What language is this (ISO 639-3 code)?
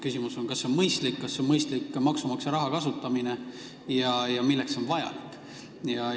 est